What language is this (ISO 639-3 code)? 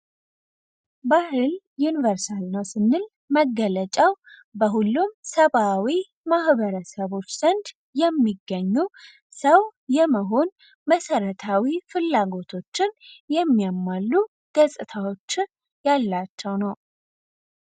amh